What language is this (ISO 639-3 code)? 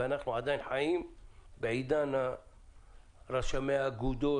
heb